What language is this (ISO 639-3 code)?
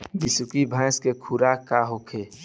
bho